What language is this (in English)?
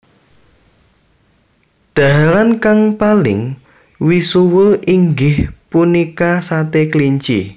Javanese